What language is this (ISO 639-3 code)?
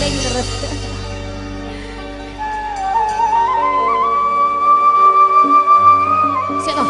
ind